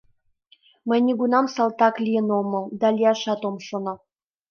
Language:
Mari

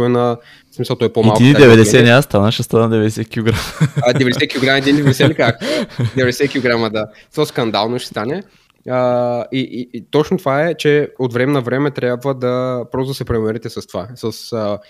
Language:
Bulgarian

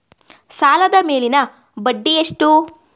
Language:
Kannada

